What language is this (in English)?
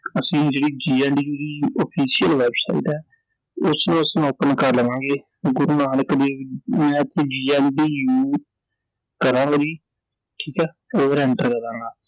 Punjabi